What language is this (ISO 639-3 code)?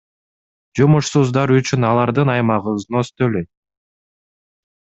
kir